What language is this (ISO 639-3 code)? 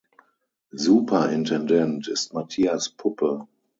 deu